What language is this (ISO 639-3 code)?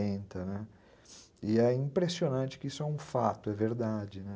por